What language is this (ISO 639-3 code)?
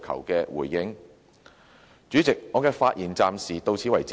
yue